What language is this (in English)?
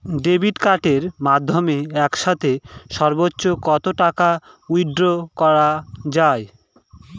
Bangla